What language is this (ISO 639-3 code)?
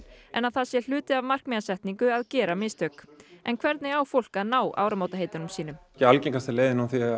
isl